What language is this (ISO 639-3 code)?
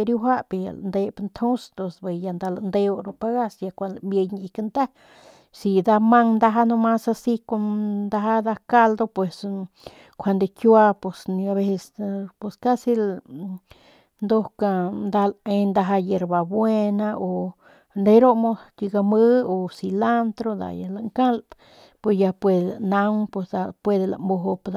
pmq